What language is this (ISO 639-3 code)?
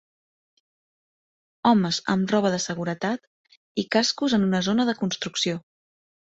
cat